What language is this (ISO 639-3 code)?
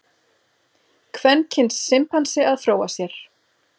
isl